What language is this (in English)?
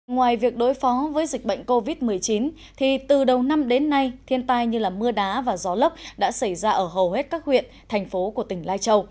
Vietnamese